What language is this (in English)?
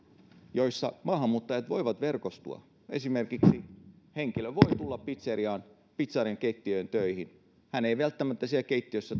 Finnish